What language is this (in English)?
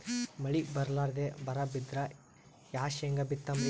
Kannada